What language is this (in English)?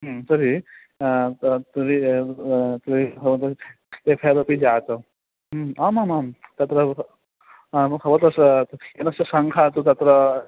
Sanskrit